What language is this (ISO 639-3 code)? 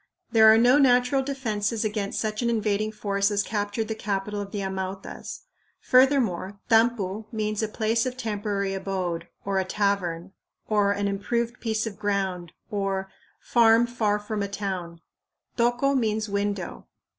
eng